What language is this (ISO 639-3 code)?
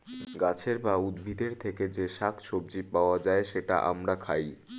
ben